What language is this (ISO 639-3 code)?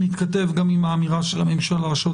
heb